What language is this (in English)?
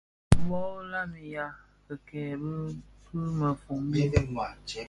Bafia